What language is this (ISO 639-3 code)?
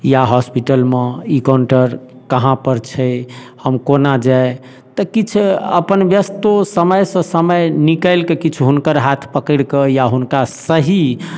mai